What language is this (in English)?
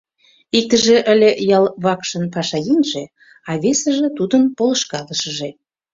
Mari